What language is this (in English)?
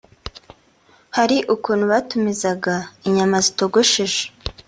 Kinyarwanda